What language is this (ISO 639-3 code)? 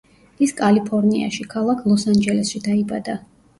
kat